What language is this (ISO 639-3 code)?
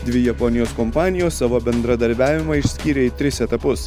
lit